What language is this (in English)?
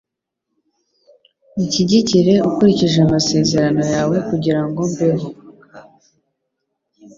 Kinyarwanda